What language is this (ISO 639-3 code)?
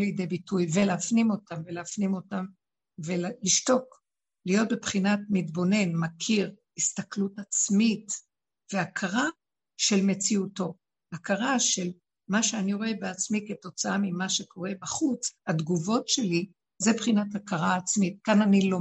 heb